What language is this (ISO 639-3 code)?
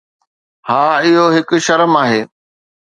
snd